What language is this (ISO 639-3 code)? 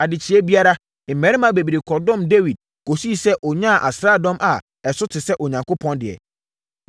aka